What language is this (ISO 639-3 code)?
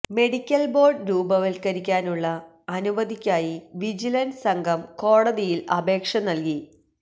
mal